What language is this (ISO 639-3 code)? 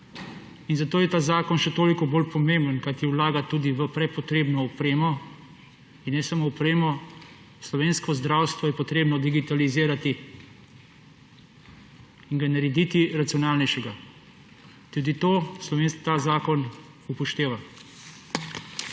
slv